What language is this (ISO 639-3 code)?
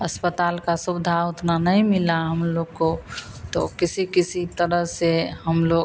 hin